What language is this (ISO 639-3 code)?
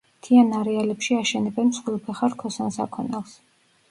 kat